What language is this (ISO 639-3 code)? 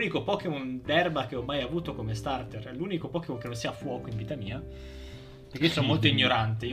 ita